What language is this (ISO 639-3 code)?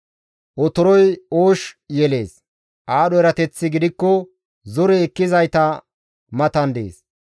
gmv